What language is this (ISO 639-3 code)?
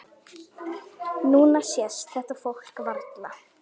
isl